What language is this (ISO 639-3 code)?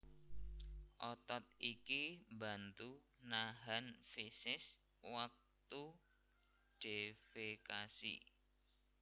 jav